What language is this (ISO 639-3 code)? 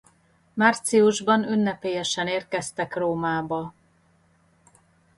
hun